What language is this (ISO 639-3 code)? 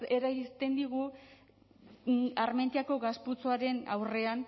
eus